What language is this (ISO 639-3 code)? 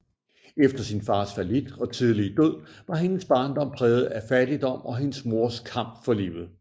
dan